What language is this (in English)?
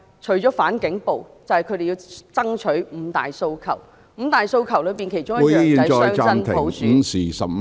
Cantonese